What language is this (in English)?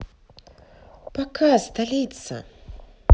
Russian